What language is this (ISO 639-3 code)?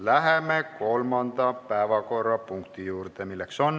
est